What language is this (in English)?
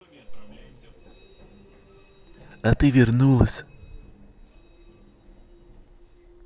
Russian